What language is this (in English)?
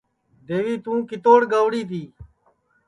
Sansi